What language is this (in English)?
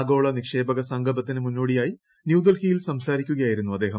Malayalam